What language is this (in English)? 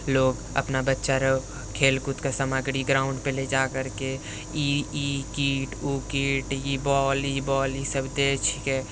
Maithili